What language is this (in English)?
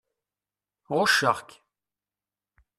Kabyle